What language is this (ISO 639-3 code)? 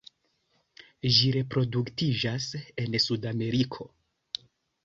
epo